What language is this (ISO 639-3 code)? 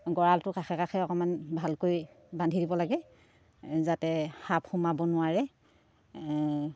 asm